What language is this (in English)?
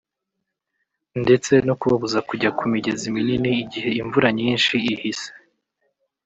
Kinyarwanda